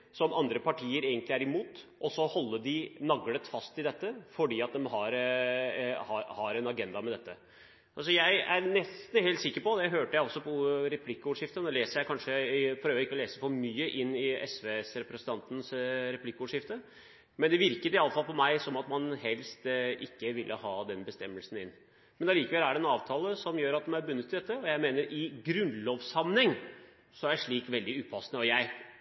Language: Norwegian Bokmål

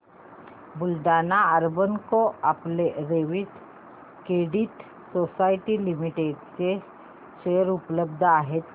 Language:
Marathi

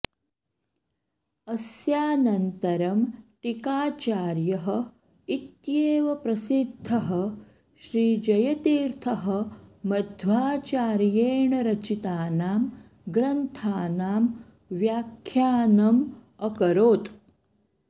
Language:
Sanskrit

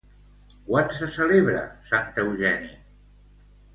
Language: Catalan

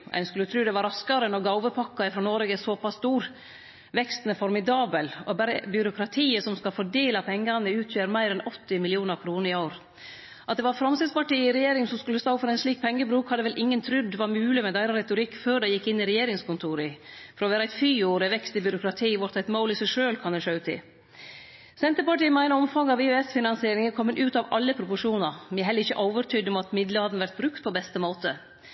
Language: Norwegian Nynorsk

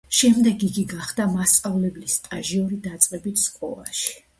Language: Georgian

